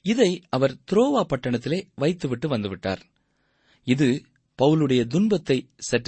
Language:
Tamil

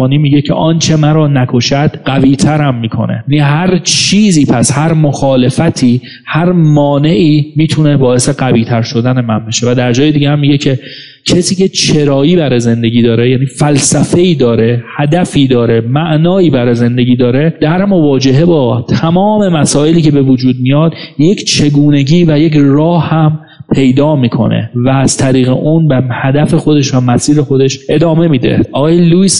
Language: Persian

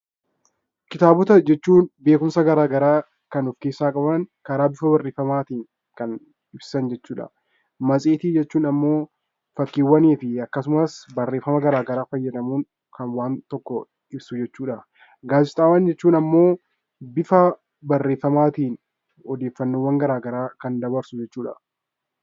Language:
Oromo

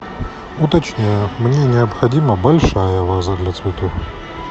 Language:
Russian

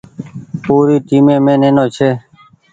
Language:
Goaria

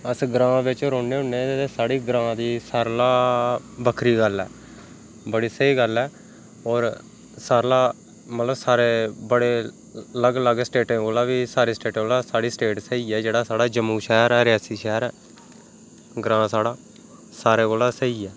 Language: Dogri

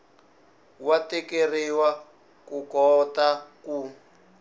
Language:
Tsonga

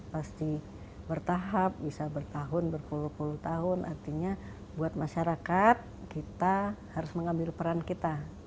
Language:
Indonesian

